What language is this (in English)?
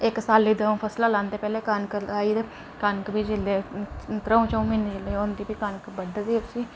Dogri